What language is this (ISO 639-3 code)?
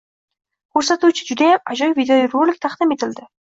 uzb